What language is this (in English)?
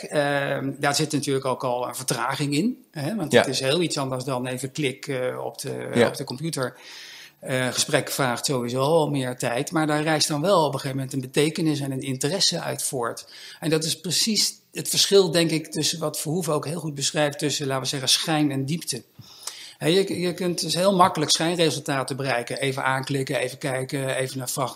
Dutch